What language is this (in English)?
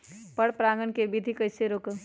Magahi